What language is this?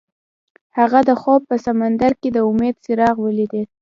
Pashto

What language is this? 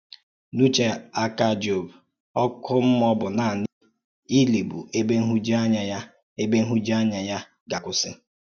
Igbo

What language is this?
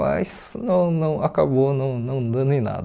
Portuguese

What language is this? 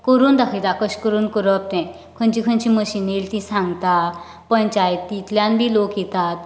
Konkani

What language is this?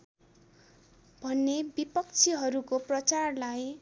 Nepali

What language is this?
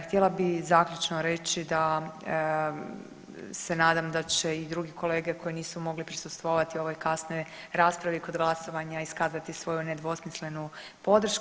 Croatian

